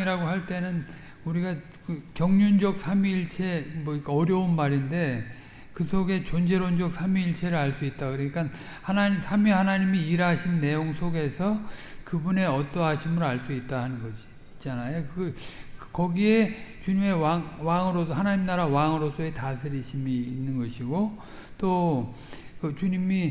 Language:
Korean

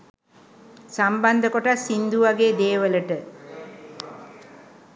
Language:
Sinhala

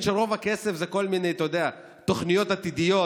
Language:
Hebrew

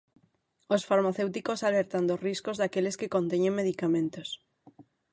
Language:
Galician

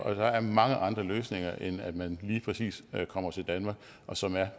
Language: Danish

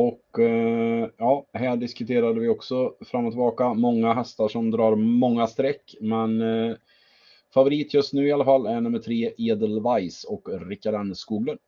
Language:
Swedish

